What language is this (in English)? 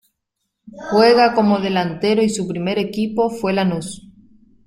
Spanish